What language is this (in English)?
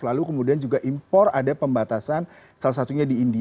Indonesian